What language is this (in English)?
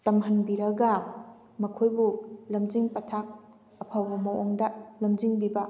Manipuri